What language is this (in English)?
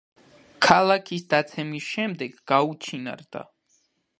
Georgian